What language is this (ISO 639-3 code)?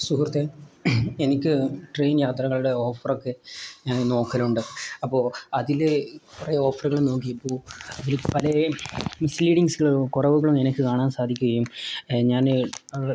mal